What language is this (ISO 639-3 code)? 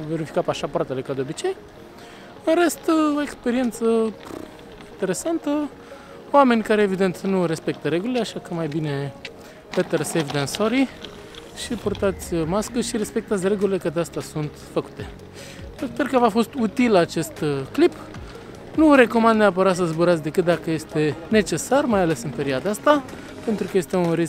ron